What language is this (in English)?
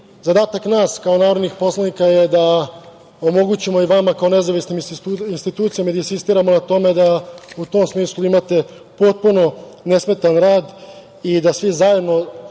Serbian